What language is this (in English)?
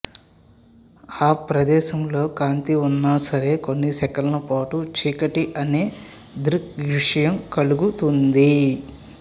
Telugu